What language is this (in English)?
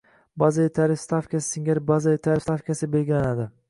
Uzbek